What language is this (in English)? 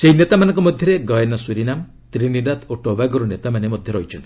Odia